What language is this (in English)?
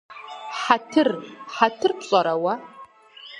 Kabardian